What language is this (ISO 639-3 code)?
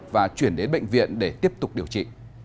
vie